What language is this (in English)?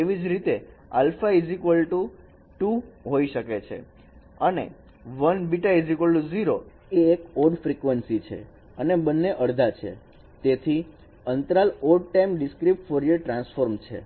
Gujarati